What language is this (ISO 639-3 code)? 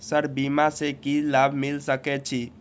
mai